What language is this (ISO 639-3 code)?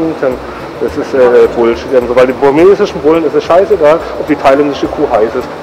deu